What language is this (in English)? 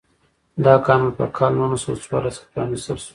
Pashto